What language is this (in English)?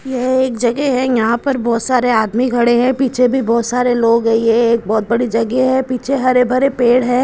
Hindi